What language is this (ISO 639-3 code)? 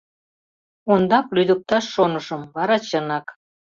chm